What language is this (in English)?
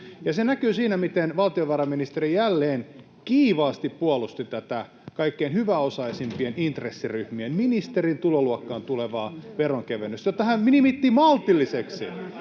Finnish